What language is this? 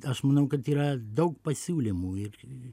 Lithuanian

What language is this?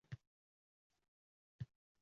Uzbek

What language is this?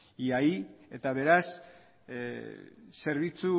Basque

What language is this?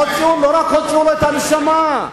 Hebrew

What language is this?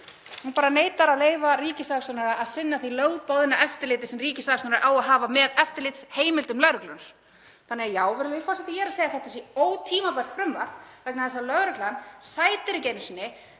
Icelandic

